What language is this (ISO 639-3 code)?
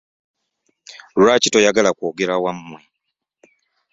lug